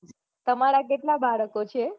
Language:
Gujarati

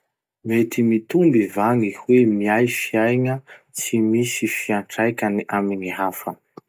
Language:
Masikoro Malagasy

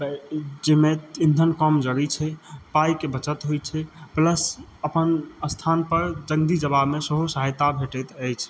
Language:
Maithili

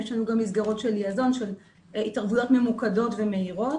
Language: Hebrew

